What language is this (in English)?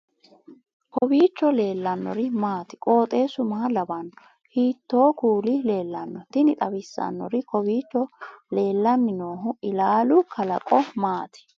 Sidamo